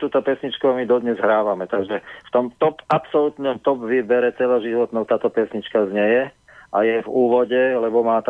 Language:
Slovak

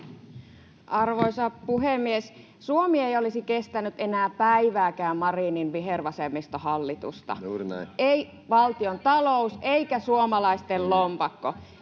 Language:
Finnish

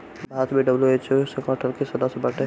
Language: Bhojpuri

